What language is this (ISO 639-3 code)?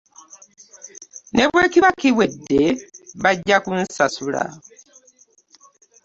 lug